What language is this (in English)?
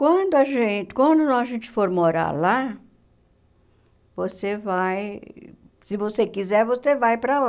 Portuguese